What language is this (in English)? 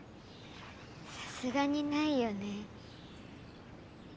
Japanese